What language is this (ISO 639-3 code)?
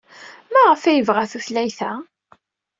kab